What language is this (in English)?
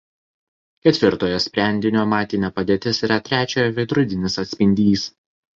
Lithuanian